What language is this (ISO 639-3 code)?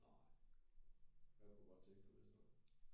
dan